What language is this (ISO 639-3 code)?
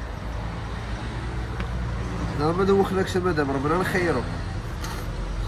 ara